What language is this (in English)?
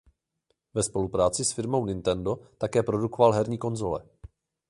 Czech